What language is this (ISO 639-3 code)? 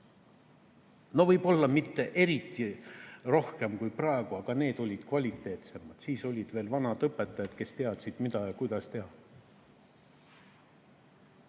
est